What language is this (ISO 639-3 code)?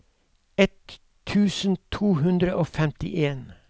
nor